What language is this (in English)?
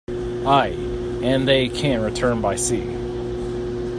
English